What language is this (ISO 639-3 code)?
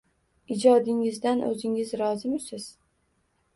uzb